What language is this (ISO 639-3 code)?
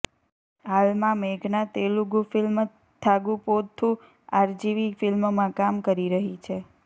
guj